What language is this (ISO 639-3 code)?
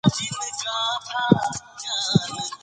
pus